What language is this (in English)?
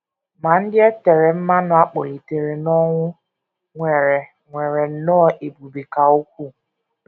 Igbo